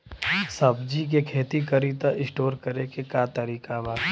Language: Bhojpuri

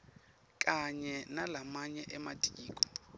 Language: Swati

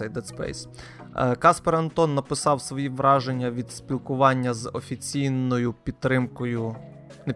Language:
Ukrainian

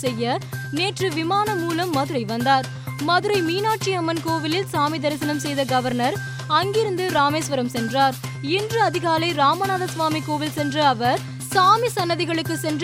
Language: Tamil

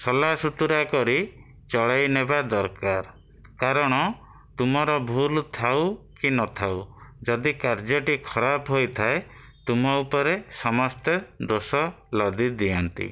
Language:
Odia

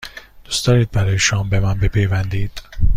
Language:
Persian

